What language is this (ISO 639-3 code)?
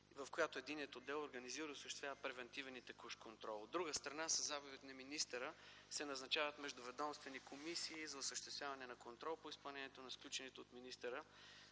bul